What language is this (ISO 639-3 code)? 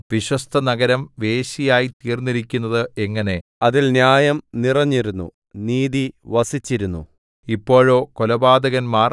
mal